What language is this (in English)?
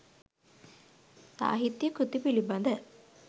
Sinhala